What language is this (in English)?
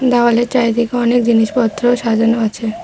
Bangla